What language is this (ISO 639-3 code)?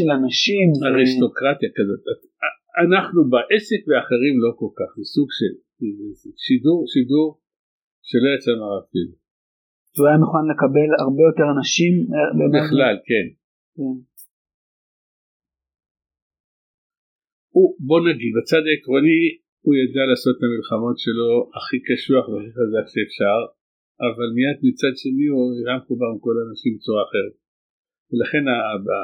heb